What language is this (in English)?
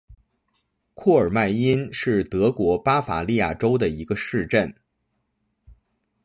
Chinese